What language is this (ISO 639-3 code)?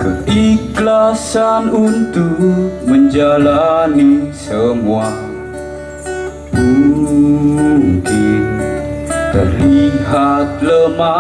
ind